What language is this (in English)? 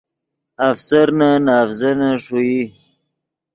Yidgha